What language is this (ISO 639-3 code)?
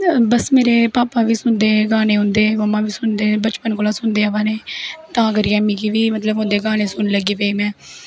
doi